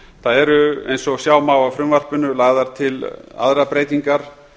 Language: Icelandic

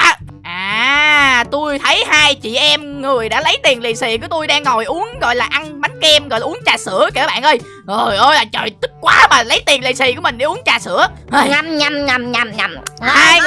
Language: Vietnamese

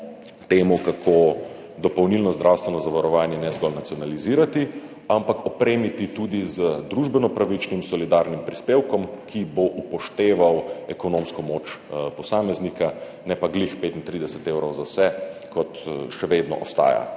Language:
Slovenian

